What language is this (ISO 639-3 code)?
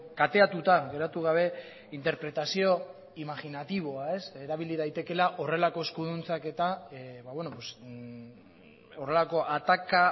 eus